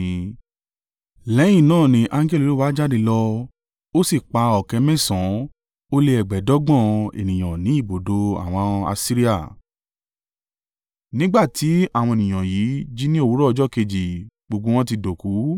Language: Yoruba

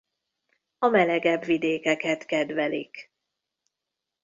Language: Hungarian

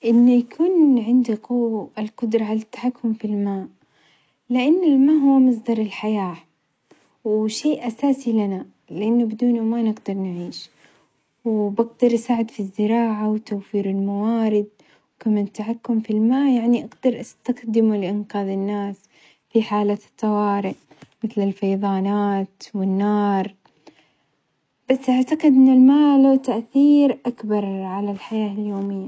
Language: Omani Arabic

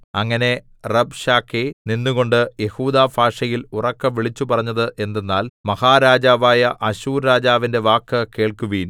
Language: Malayalam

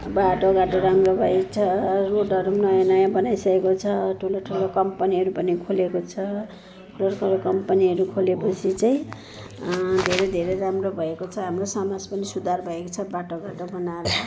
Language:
Nepali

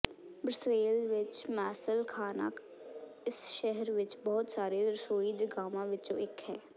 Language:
Punjabi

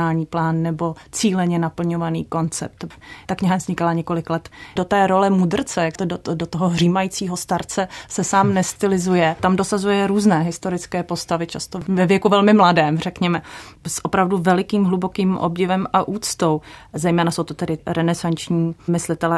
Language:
Czech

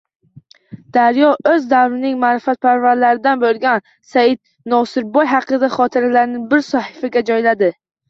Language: Uzbek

